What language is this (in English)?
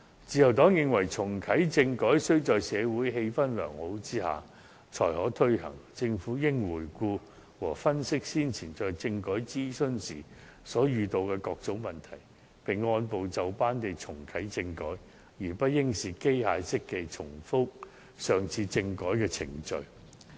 Cantonese